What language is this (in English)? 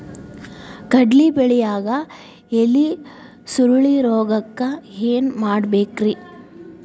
Kannada